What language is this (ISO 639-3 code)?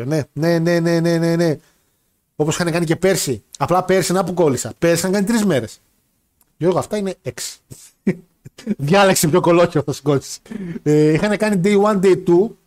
ell